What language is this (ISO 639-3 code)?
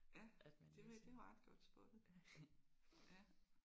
dan